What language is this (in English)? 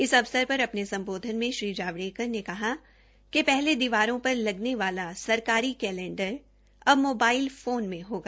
Hindi